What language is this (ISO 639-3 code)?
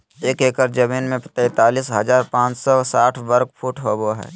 mag